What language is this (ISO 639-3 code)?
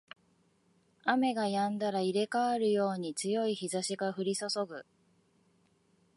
jpn